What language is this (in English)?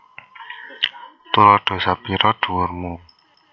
Javanese